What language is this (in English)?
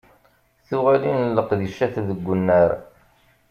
Kabyle